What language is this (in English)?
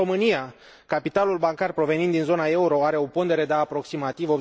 Romanian